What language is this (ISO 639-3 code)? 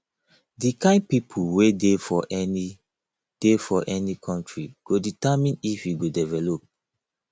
pcm